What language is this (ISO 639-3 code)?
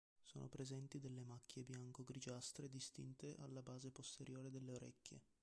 ita